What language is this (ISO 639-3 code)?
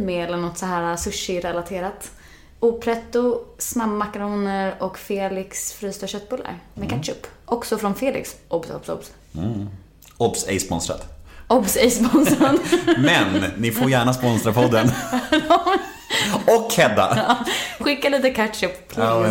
swe